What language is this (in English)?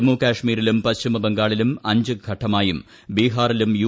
Malayalam